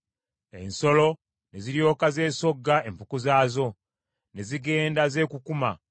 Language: Ganda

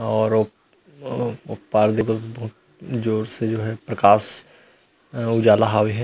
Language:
Chhattisgarhi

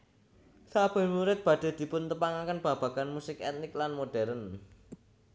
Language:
Javanese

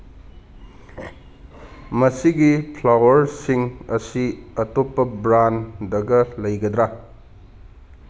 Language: Manipuri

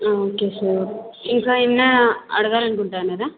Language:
Telugu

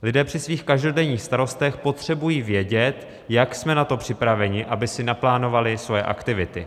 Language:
Czech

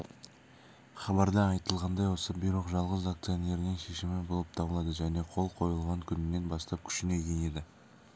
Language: Kazakh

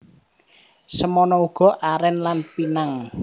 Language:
Javanese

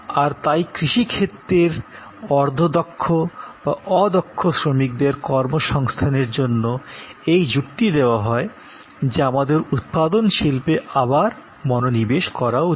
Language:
Bangla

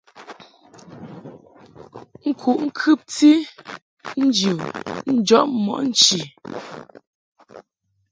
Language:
Mungaka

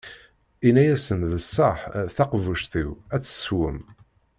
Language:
Kabyle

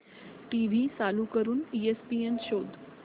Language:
Marathi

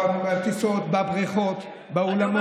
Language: Hebrew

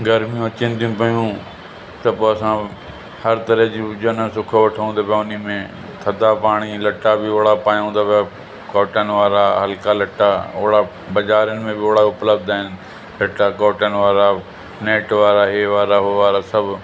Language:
Sindhi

